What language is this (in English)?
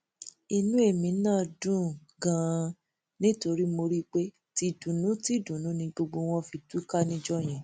Yoruba